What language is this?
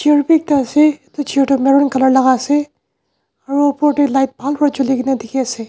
Naga Pidgin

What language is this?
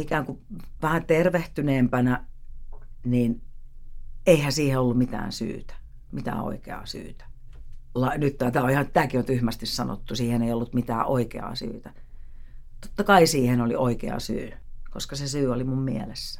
Finnish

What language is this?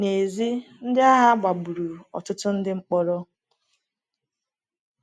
Igbo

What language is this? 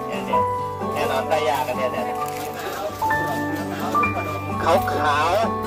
Thai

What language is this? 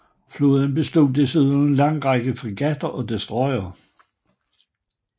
Danish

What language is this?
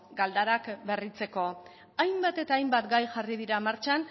Basque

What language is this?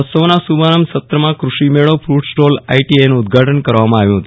Gujarati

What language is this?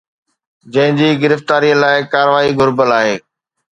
Sindhi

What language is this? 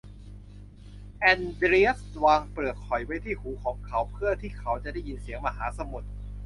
Thai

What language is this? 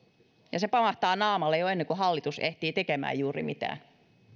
Finnish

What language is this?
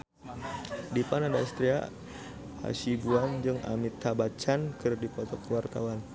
Sundanese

